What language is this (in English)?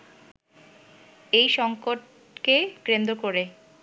Bangla